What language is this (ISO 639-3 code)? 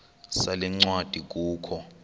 xho